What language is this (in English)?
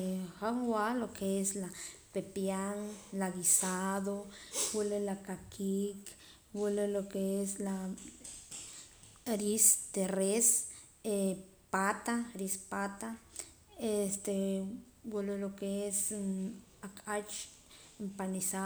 Poqomam